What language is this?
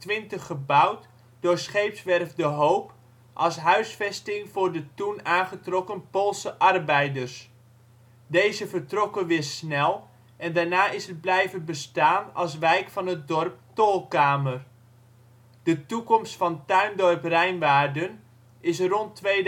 Dutch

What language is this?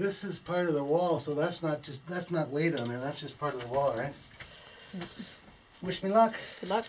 English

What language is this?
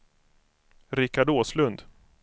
Swedish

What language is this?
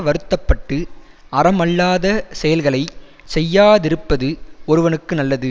Tamil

